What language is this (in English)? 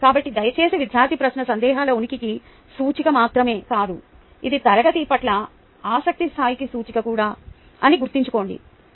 Telugu